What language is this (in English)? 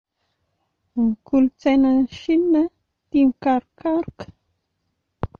Malagasy